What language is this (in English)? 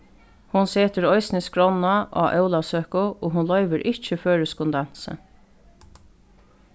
Faroese